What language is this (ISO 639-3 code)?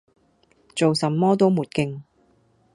yue